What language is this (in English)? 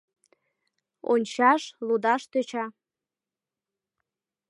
Mari